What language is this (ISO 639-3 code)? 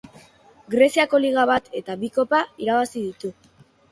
eus